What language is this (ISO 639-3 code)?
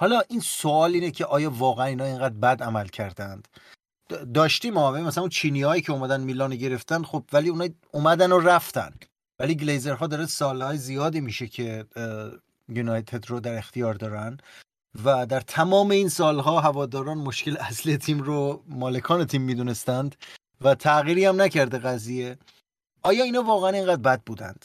fas